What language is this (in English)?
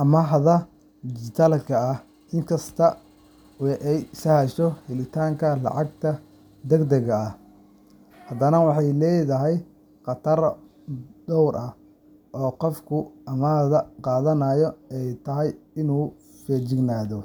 Somali